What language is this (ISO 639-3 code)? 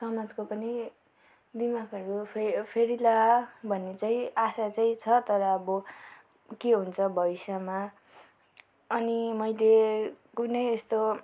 nep